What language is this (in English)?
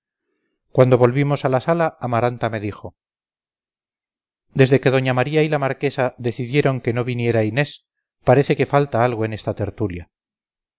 Spanish